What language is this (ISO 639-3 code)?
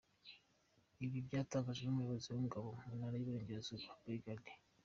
kin